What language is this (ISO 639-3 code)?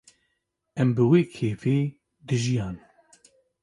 kur